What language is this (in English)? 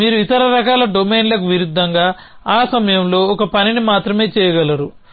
Telugu